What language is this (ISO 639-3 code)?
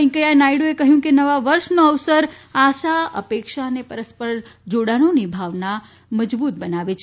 guj